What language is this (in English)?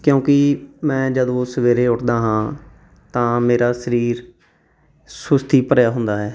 Punjabi